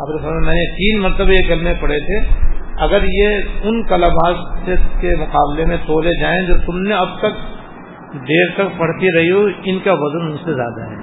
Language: Urdu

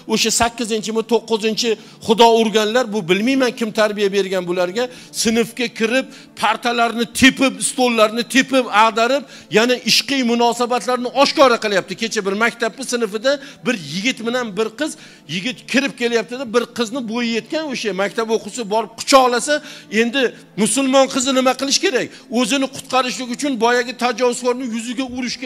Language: Turkish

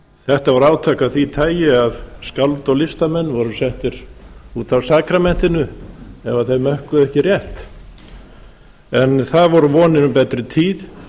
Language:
Icelandic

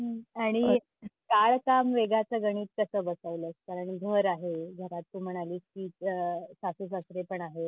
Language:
Marathi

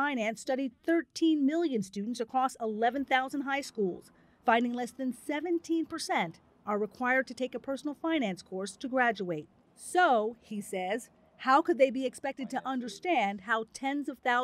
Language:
Vietnamese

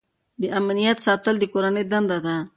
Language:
Pashto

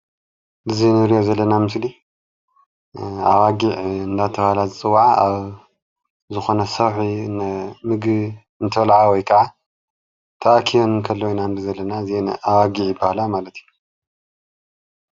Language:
Tigrinya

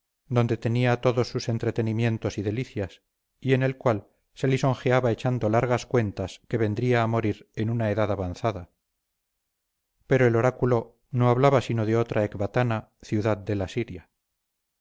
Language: Spanish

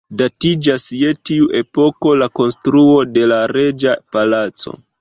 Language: Esperanto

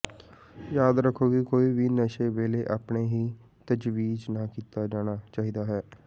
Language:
Punjabi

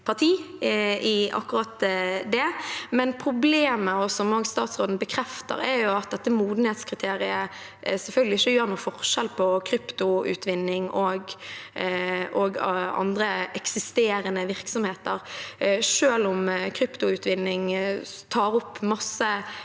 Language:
Norwegian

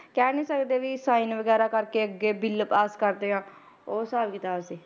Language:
Punjabi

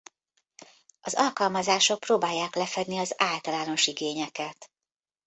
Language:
Hungarian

